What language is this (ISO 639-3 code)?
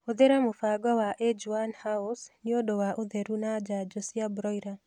kik